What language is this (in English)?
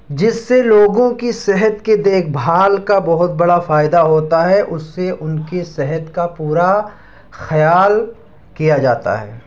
Urdu